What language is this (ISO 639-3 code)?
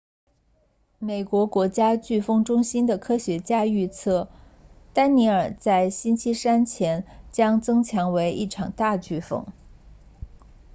zho